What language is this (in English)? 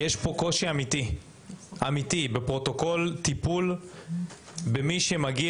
Hebrew